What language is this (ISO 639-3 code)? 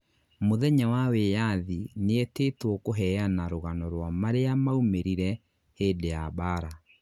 kik